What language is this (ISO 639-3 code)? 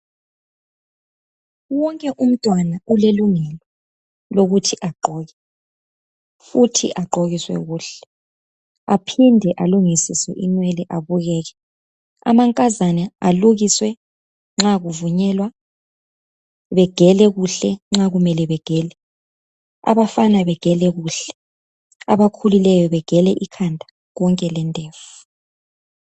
nde